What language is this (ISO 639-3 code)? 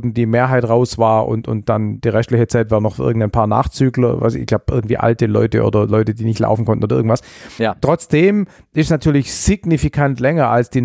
deu